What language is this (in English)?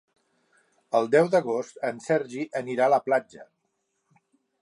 Catalan